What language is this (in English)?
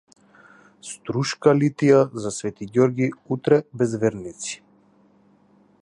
Macedonian